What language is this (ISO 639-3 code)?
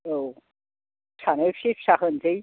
brx